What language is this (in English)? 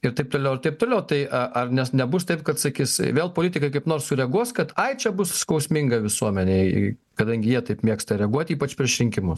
Lithuanian